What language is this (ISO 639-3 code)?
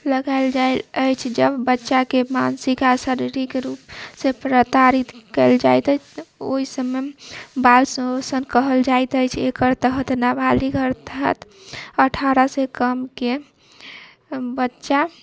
mai